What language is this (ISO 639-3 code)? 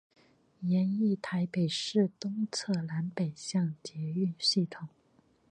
zho